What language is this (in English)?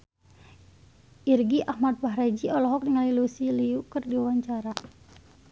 Sundanese